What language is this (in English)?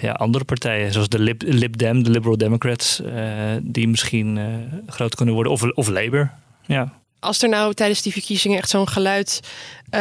Dutch